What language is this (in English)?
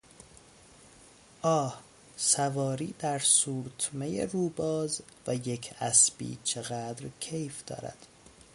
Persian